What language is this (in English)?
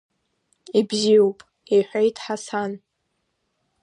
Abkhazian